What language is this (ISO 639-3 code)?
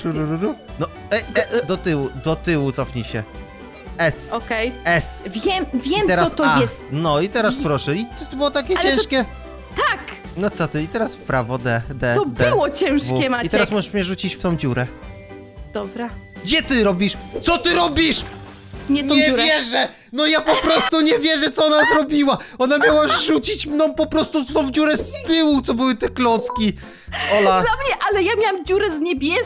pol